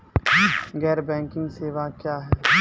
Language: Maithili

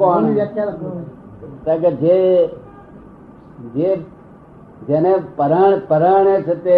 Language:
Gujarati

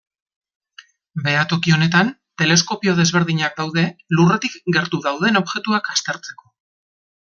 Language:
Basque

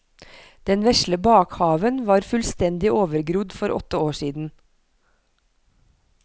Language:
Norwegian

